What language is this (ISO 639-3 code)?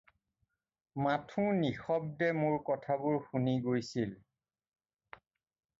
asm